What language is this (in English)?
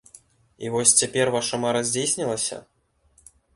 Belarusian